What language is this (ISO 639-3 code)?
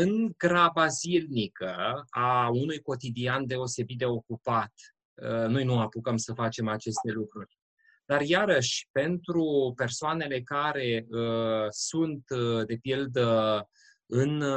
ron